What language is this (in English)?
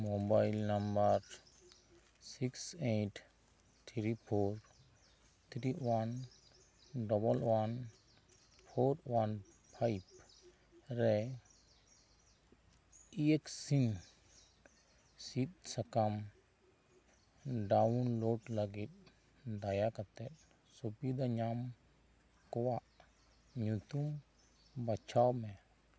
Santali